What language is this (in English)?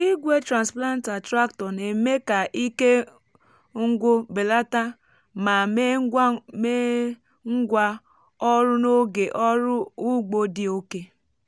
Igbo